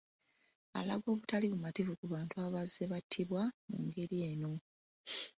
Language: Ganda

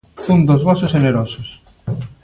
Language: Galician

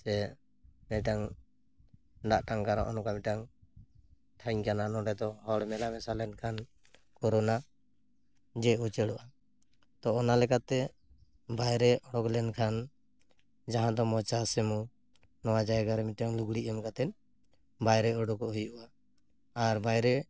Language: Santali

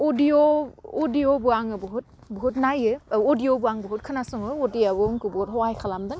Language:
Bodo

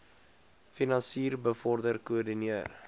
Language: Afrikaans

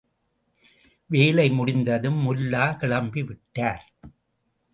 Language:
Tamil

